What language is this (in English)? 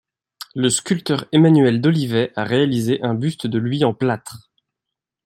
French